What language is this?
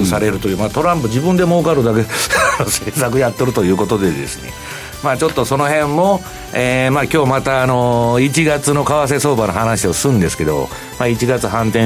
Japanese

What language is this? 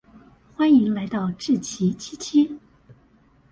Chinese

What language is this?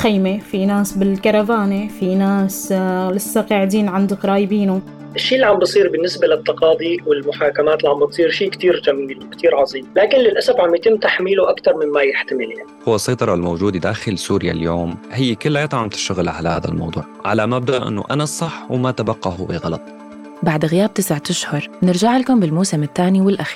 Arabic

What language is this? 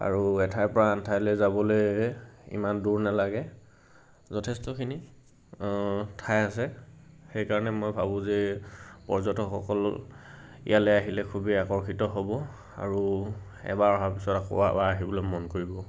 Assamese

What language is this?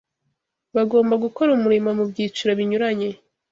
Kinyarwanda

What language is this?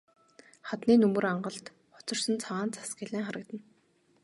Mongolian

